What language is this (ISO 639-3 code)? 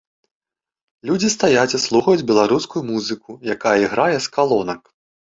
bel